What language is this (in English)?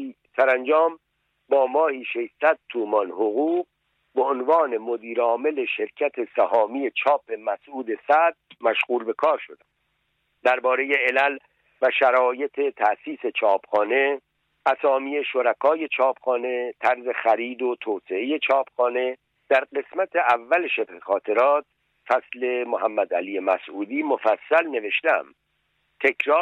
Persian